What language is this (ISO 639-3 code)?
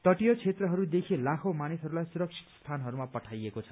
nep